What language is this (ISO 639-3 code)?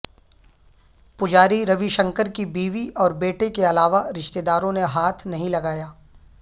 urd